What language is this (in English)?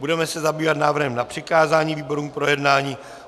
Czech